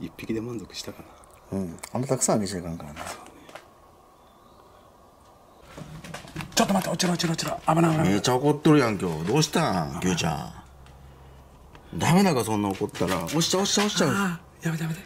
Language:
Japanese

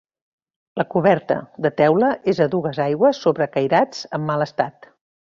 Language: Catalan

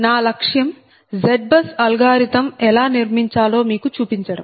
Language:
Telugu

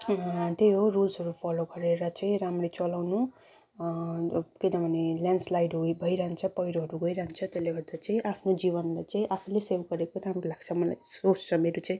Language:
Nepali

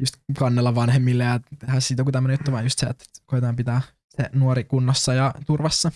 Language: Finnish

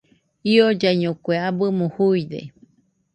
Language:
Nüpode Huitoto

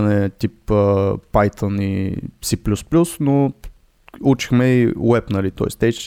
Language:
Bulgarian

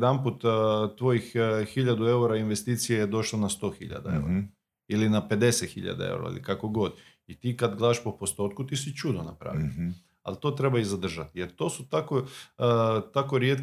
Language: Croatian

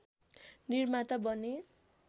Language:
Nepali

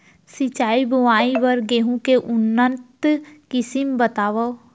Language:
Chhattisgarhi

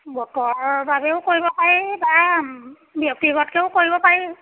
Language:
Assamese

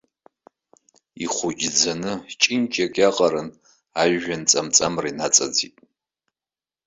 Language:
Abkhazian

